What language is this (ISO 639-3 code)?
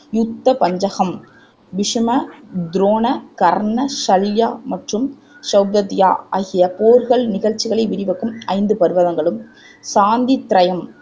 tam